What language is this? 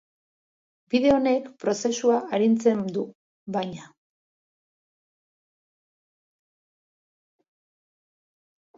Basque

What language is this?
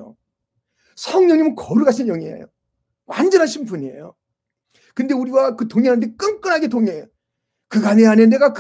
Korean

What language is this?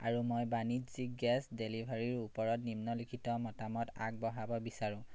Assamese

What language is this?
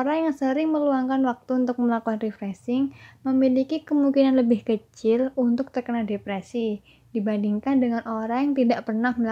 Indonesian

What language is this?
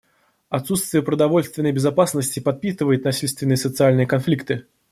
Russian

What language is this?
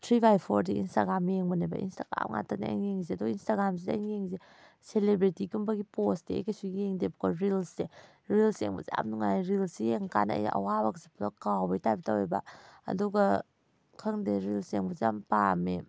Manipuri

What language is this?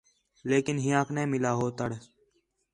Khetrani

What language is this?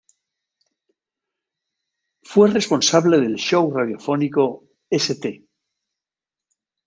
Spanish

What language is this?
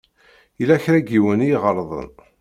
Kabyle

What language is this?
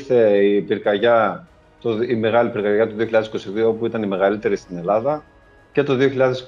Greek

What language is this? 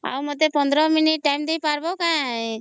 Odia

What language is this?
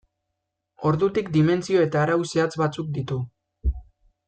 Basque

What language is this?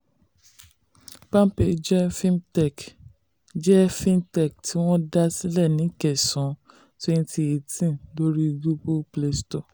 Yoruba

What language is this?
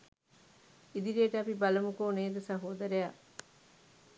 Sinhala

